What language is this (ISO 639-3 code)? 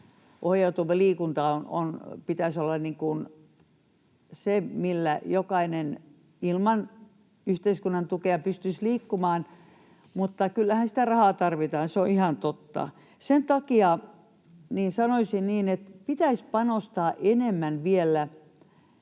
fin